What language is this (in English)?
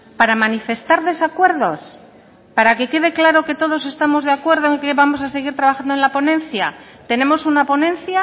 Spanish